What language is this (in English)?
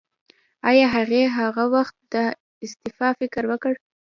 Pashto